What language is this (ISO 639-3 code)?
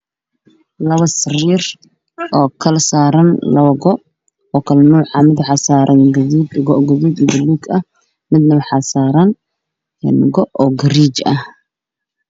som